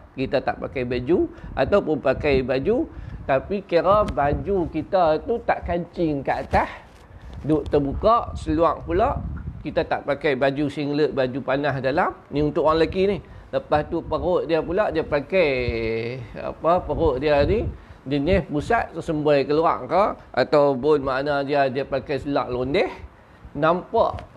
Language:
Malay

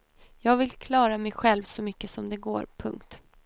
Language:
Swedish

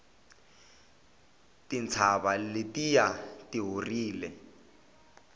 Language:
Tsonga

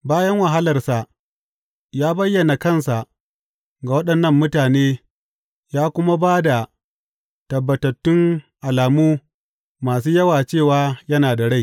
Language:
Hausa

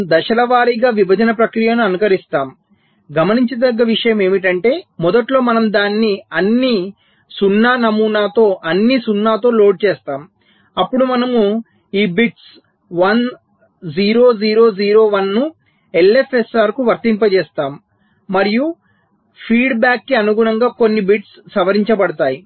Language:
Telugu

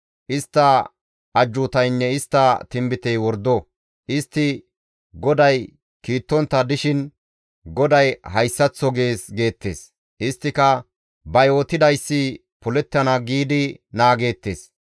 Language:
Gamo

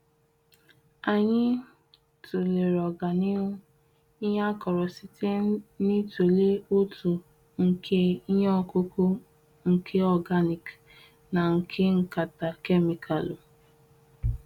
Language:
Igbo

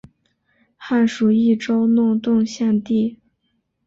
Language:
Chinese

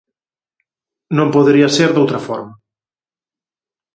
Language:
Galician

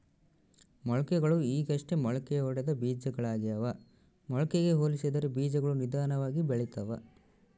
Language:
Kannada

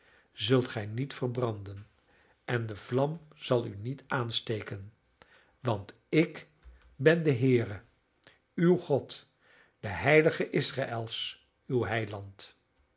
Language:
Dutch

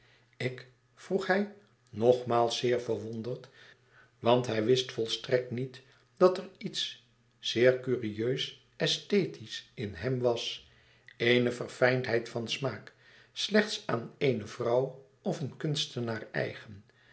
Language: Dutch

